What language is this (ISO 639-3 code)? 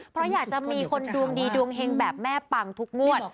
tha